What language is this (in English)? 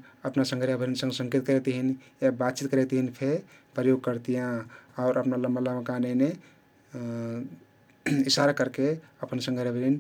Kathoriya Tharu